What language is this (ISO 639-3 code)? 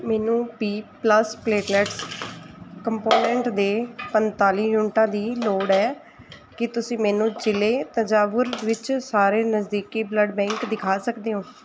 pan